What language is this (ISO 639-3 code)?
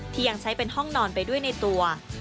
tha